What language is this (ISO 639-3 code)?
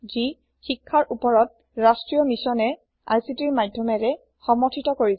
asm